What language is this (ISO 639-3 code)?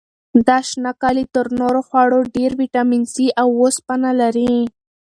pus